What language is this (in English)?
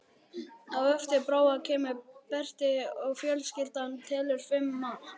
Icelandic